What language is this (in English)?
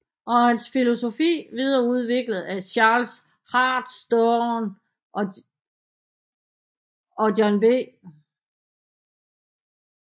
Danish